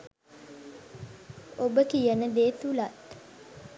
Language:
Sinhala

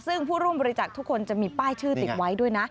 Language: Thai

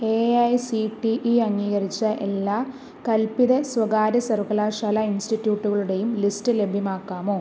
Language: Malayalam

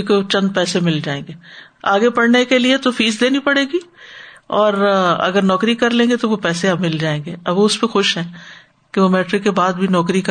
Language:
Urdu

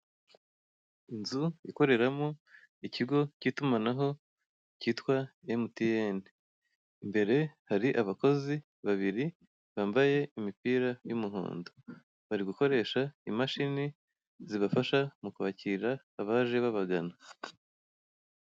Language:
Kinyarwanda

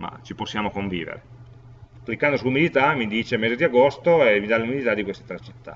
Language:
Italian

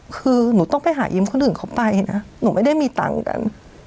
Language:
Thai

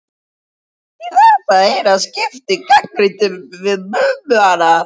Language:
Icelandic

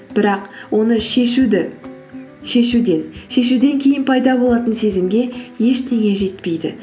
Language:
Kazakh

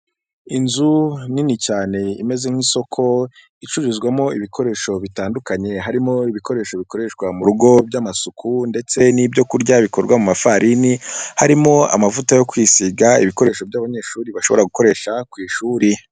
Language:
Kinyarwanda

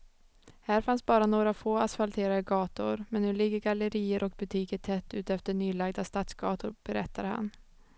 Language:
Swedish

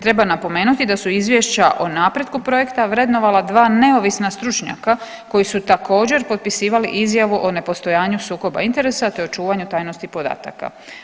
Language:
Croatian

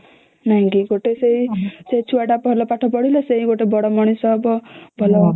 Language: Odia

